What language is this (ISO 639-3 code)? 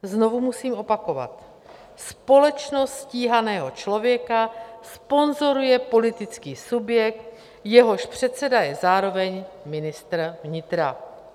ces